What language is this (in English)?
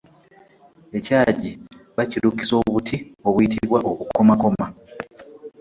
Ganda